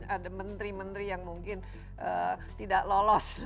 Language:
Indonesian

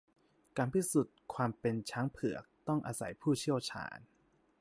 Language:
Thai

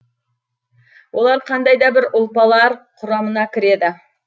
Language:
Kazakh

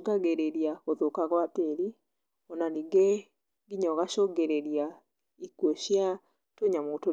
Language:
Kikuyu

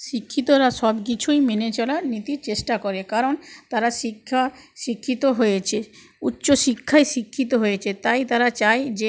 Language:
Bangla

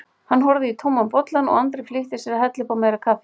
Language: Icelandic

